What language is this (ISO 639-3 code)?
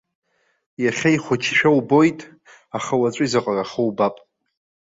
abk